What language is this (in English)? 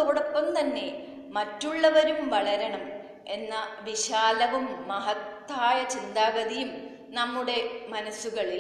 Malayalam